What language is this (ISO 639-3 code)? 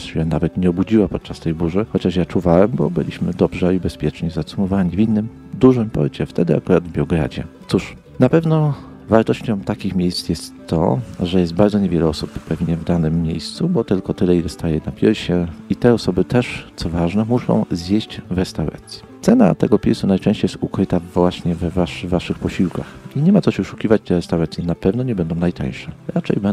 pol